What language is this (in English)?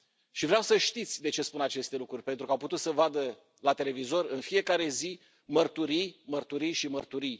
Romanian